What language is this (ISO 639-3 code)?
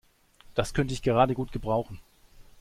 deu